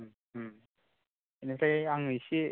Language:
Bodo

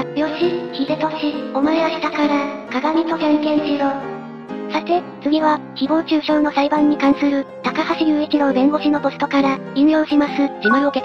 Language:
Japanese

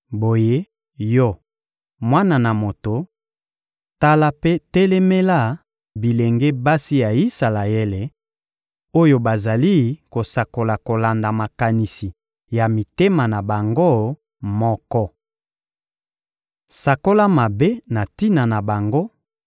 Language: Lingala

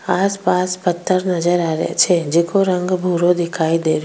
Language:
Rajasthani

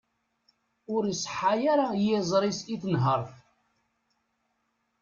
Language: Kabyle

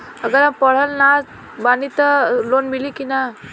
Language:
Bhojpuri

